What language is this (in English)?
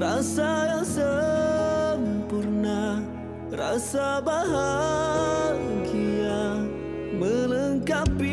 Malay